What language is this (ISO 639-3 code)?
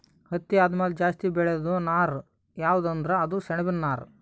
kan